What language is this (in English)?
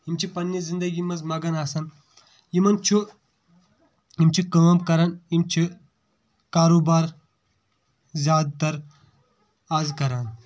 Kashmiri